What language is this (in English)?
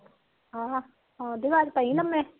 Punjabi